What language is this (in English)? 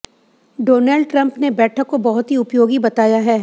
Hindi